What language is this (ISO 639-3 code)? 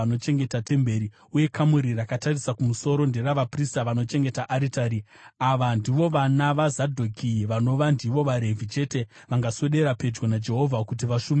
sna